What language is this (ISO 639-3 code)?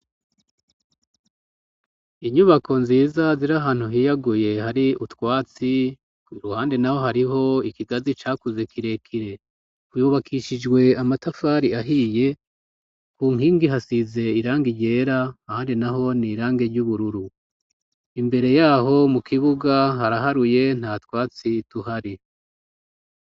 run